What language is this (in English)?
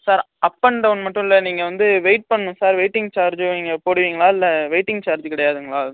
Tamil